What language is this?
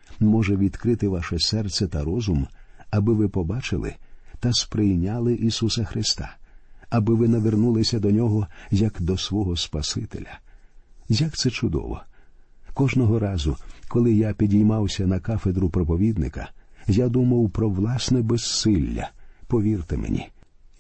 Ukrainian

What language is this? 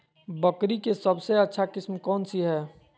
Magahi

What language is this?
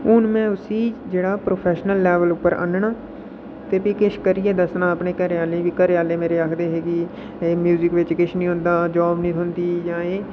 Dogri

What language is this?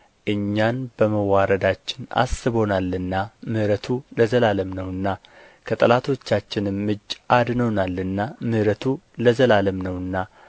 Amharic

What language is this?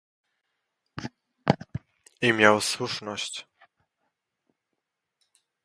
Polish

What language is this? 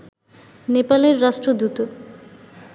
Bangla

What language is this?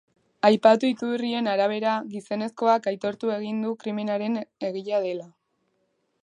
Basque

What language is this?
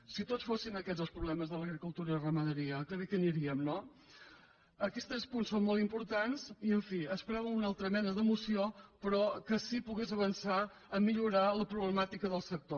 Catalan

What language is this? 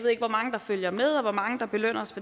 Danish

